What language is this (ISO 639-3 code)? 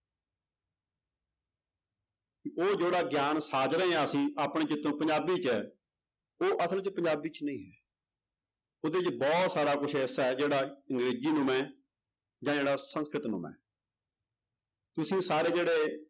pan